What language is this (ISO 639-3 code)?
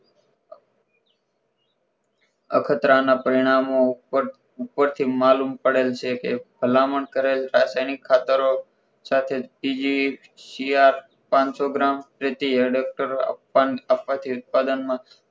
guj